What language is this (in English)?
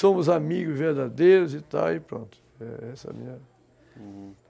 Portuguese